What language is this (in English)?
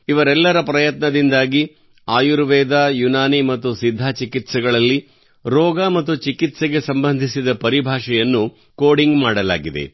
Kannada